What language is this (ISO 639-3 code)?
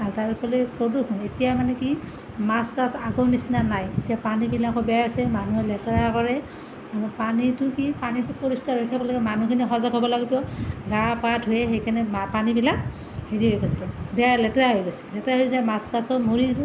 asm